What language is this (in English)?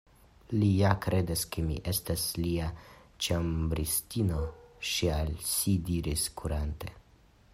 Esperanto